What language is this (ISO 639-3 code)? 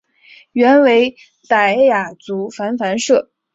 zho